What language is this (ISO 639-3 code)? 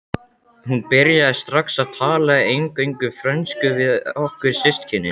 isl